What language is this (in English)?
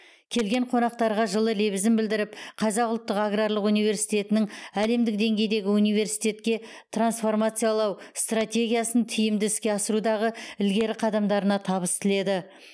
Kazakh